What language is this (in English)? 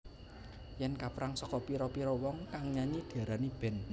Javanese